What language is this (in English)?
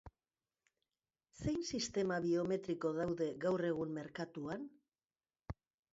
Basque